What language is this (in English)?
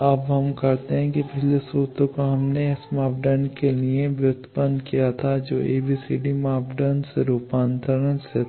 Hindi